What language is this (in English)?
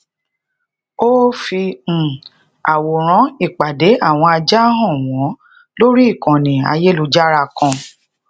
Yoruba